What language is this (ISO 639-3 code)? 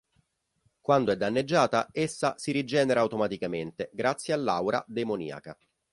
ita